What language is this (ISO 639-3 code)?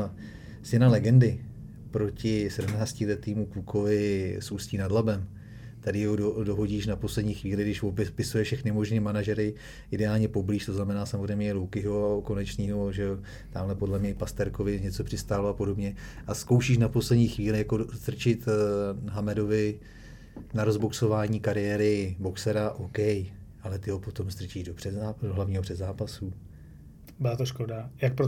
ces